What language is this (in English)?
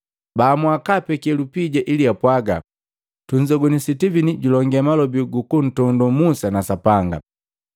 Matengo